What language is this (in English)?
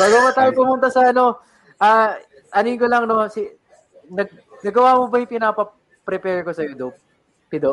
Filipino